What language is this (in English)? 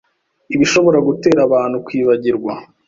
Kinyarwanda